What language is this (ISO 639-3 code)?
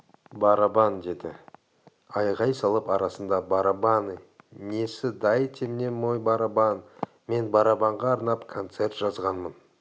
kaz